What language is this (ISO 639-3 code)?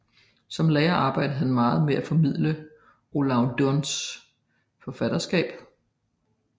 dan